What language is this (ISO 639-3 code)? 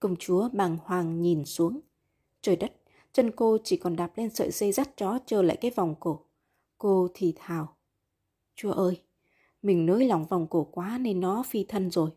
vie